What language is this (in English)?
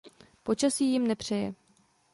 Czech